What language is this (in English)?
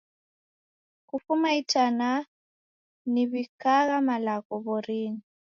Taita